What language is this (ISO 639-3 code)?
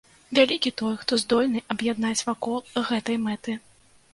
bel